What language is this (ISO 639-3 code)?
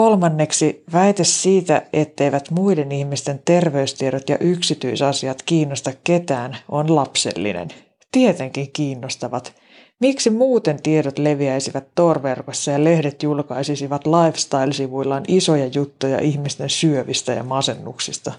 fin